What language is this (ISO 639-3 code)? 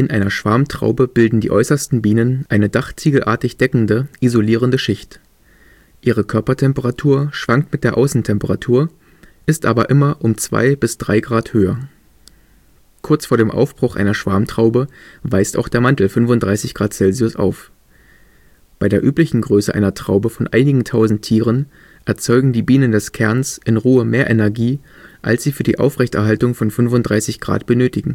deu